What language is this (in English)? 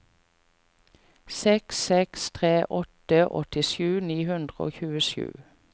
Norwegian